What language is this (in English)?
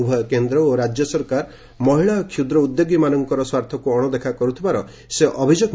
Odia